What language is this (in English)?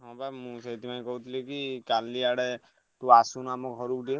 Odia